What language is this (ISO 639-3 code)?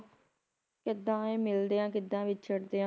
pan